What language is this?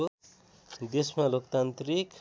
Nepali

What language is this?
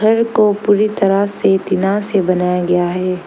Hindi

